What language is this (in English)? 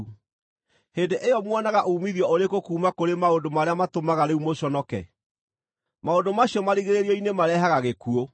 Kikuyu